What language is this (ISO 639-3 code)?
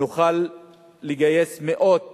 heb